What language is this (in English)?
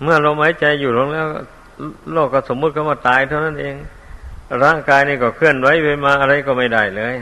Thai